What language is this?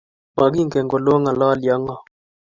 Kalenjin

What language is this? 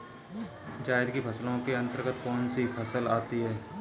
Hindi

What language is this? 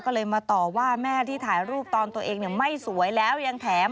Thai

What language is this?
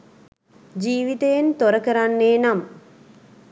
Sinhala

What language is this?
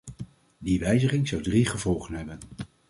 Dutch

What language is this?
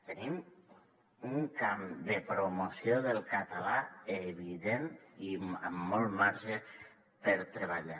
Catalan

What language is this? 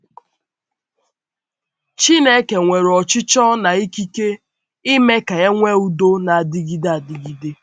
Igbo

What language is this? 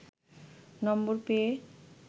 Bangla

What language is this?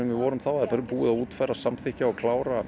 Icelandic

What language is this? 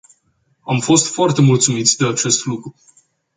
Romanian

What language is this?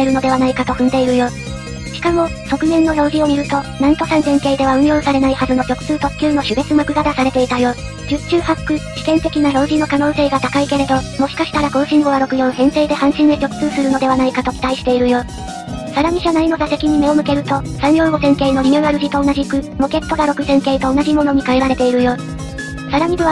Japanese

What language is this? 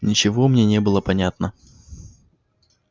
Russian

